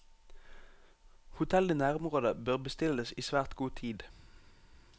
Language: Norwegian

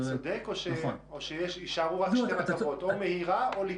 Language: Hebrew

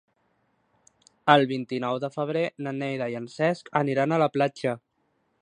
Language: Catalan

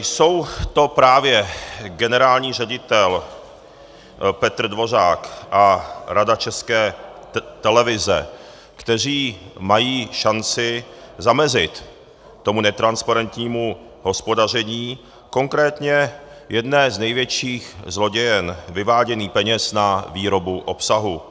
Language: Czech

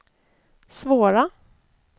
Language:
Swedish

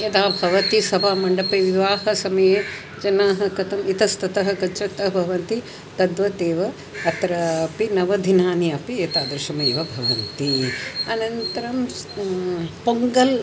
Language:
Sanskrit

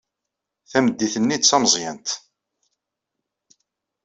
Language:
Kabyle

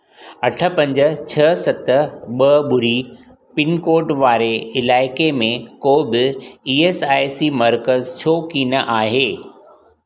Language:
Sindhi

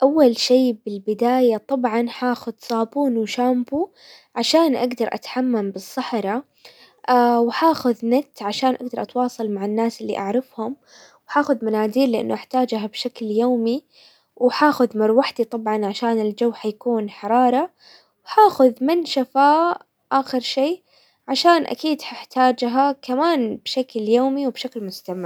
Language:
Hijazi Arabic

